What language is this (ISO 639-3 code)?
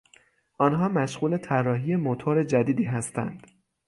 fas